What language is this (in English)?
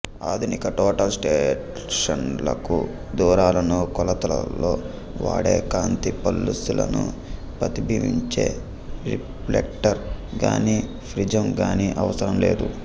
Telugu